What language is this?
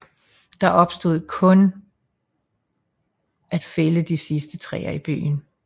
Danish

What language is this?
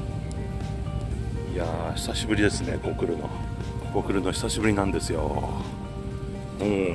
Japanese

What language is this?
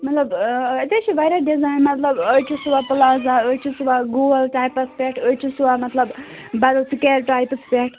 Kashmiri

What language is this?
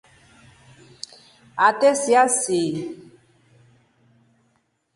Rombo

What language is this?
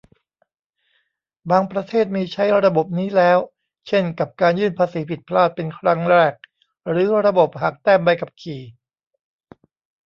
Thai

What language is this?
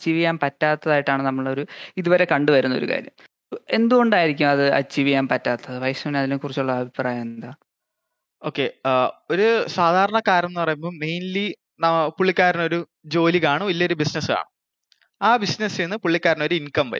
Malayalam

